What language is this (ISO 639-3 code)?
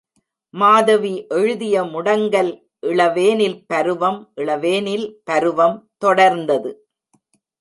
tam